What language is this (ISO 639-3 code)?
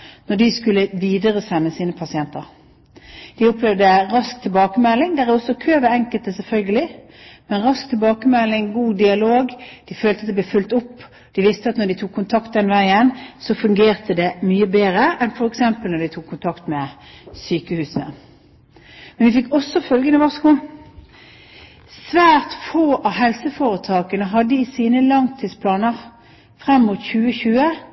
nob